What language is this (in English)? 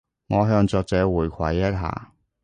Cantonese